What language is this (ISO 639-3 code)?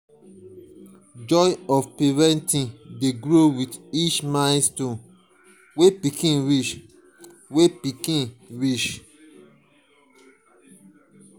pcm